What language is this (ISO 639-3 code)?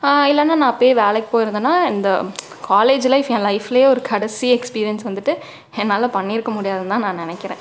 tam